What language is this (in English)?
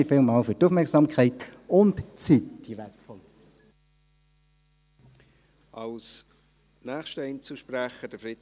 Swiss German